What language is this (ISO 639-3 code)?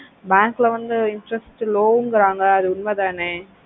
tam